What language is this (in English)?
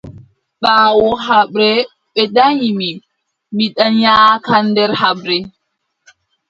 Adamawa Fulfulde